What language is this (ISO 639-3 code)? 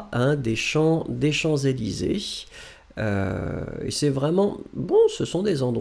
fra